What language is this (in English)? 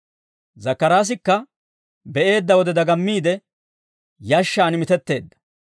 Dawro